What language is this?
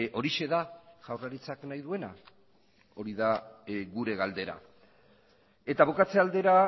Basque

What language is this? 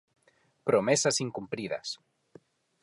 Galician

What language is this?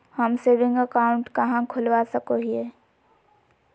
Magahi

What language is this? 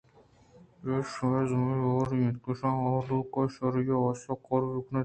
Eastern Balochi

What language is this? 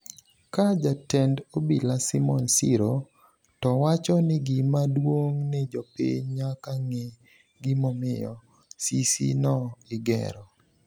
Luo (Kenya and Tanzania)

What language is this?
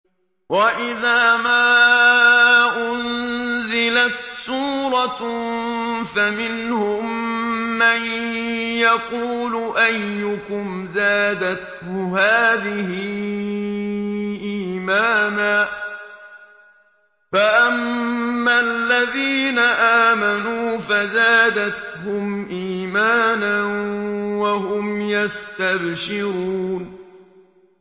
Arabic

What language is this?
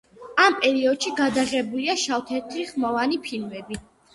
Georgian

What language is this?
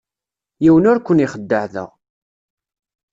Kabyle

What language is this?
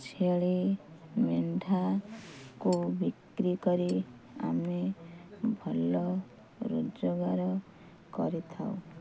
Odia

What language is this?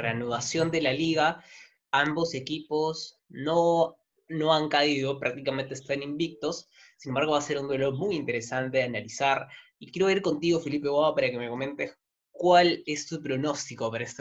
Spanish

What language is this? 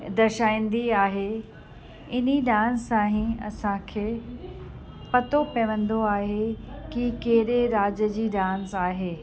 Sindhi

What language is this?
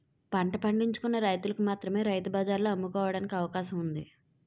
Telugu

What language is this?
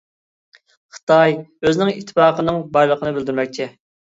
Uyghur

